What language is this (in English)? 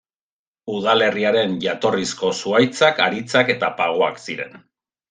Basque